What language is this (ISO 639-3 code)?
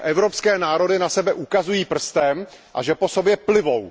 ces